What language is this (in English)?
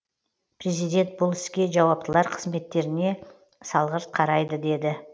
Kazakh